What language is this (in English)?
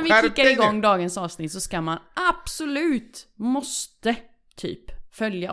Swedish